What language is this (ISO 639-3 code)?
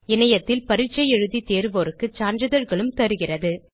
tam